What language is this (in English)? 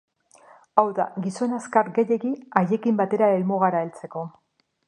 Basque